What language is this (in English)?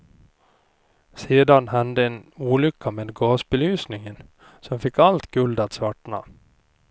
Swedish